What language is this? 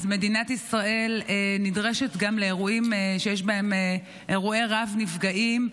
Hebrew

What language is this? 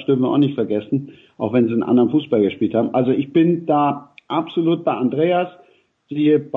German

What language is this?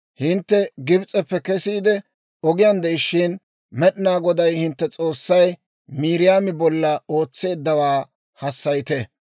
Dawro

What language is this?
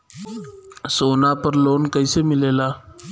Bhojpuri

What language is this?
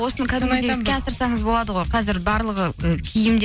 Kazakh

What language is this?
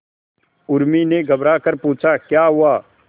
Hindi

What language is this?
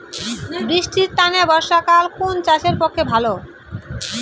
Bangla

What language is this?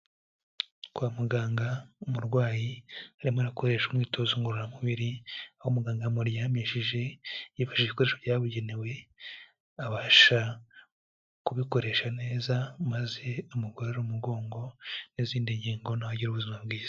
Kinyarwanda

